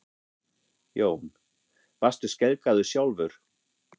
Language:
Icelandic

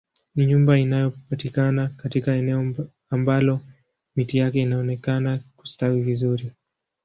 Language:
Swahili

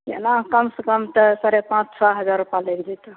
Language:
Maithili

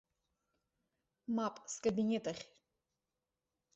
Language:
Abkhazian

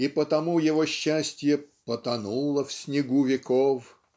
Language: Russian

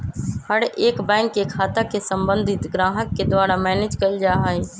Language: Magahi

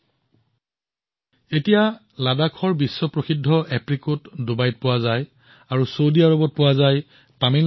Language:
Assamese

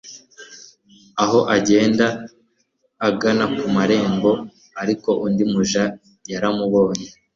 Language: Kinyarwanda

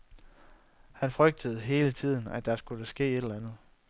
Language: Danish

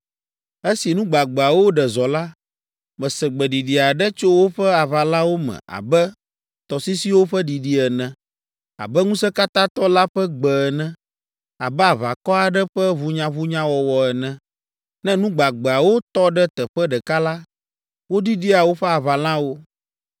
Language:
Ewe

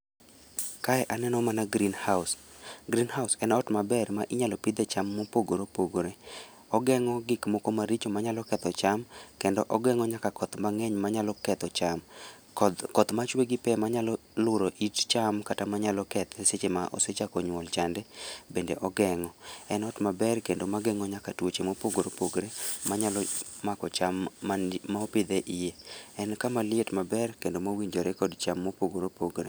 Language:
Luo (Kenya and Tanzania)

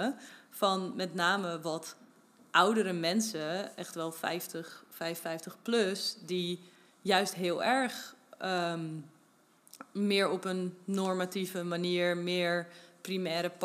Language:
Dutch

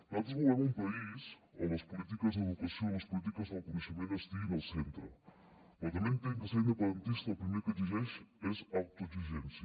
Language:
Catalan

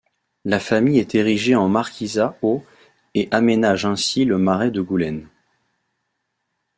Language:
French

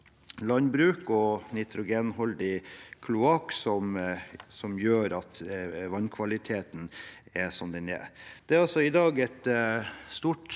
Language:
Norwegian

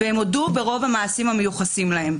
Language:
Hebrew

